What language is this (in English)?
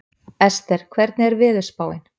Icelandic